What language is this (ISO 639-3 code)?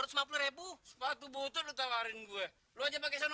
ind